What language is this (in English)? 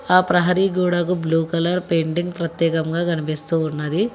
Telugu